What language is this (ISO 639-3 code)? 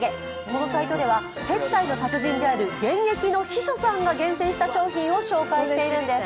jpn